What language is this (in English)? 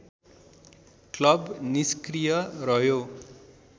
Nepali